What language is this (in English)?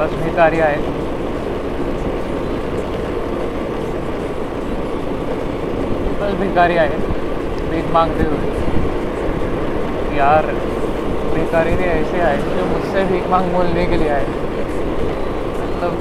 Marathi